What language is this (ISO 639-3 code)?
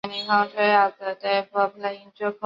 zho